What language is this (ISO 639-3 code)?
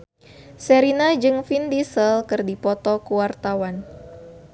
sun